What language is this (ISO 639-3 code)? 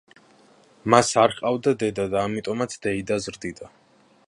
kat